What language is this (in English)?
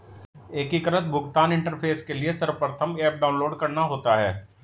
Hindi